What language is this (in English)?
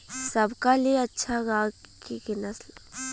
Bhojpuri